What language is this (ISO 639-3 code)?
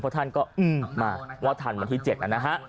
tha